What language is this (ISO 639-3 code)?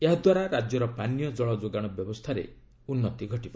ori